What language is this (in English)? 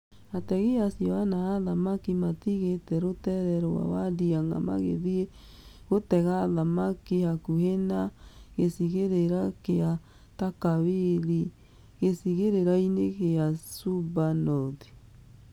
Kikuyu